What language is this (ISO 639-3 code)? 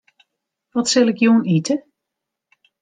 fry